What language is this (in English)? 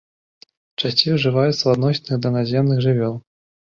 Belarusian